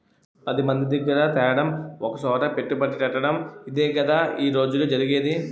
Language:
Telugu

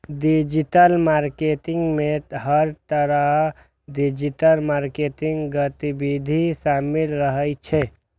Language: Maithili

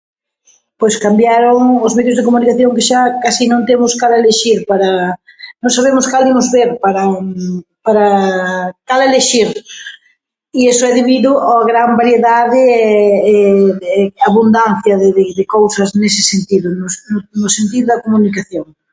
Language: Galician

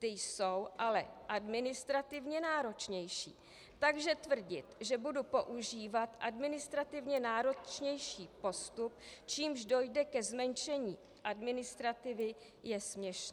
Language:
Czech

